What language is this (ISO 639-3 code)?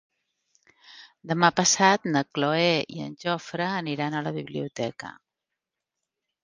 cat